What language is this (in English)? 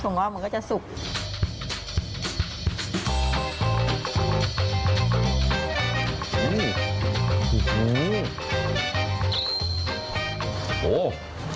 Thai